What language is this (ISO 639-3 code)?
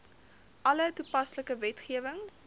afr